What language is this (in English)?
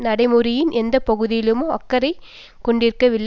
Tamil